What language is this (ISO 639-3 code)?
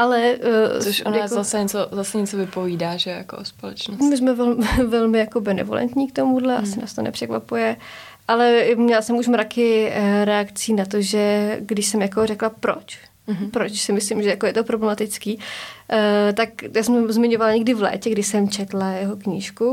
ces